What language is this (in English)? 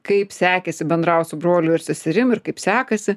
Lithuanian